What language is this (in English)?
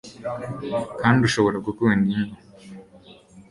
Kinyarwanda